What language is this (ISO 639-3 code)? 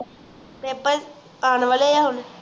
pan